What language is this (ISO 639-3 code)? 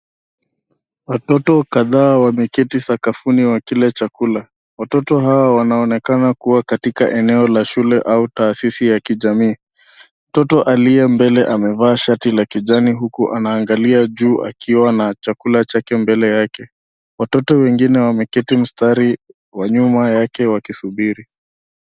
swa